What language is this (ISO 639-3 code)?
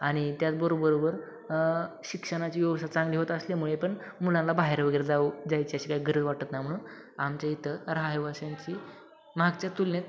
mar